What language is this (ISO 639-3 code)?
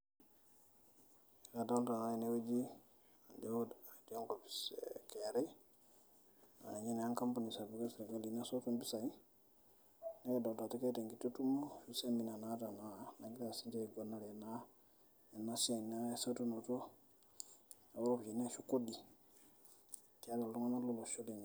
mas